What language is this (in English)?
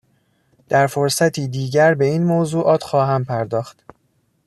Persian